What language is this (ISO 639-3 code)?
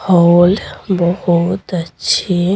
hin